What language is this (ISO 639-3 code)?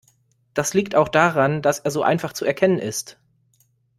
deu